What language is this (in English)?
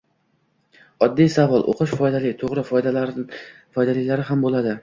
Uzbek